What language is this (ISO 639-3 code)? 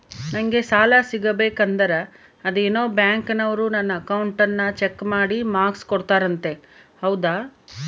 kan